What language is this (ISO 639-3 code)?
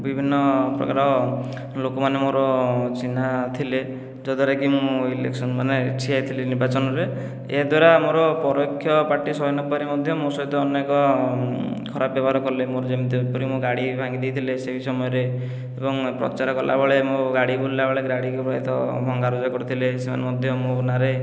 ori